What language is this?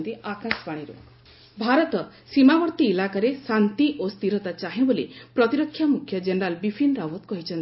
Odia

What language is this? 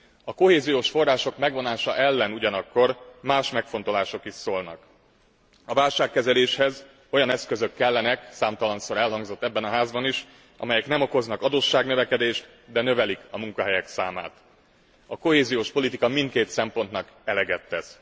Hungarian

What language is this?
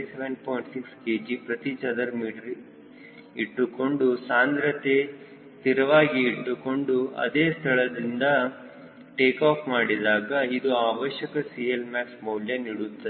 Kannada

